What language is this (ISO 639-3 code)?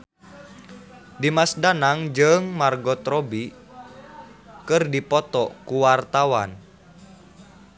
sun